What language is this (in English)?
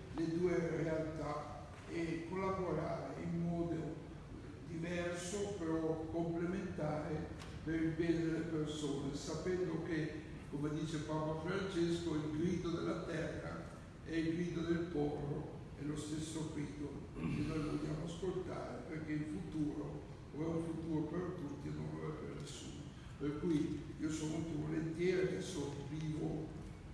Italian